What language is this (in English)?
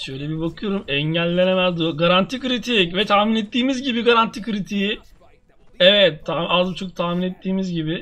Turkish